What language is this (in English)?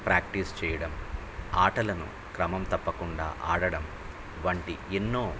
Telugu